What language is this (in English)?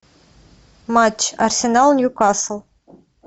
Russian